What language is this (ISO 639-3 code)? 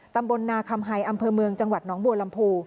tha